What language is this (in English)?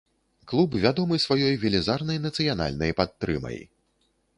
Belarusian